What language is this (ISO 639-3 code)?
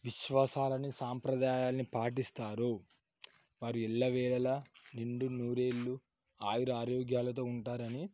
tel